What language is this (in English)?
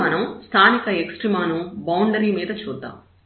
Telugu